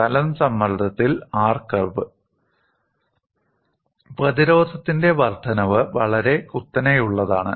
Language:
Malayalam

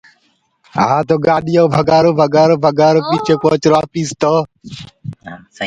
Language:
Gurgula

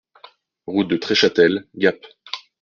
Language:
French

